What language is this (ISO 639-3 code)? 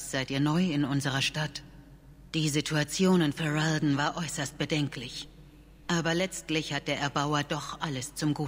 deu